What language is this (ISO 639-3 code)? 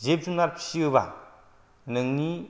brx